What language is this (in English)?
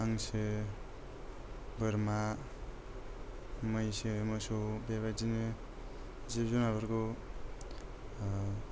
Bodo